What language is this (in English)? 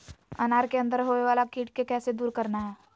Magahi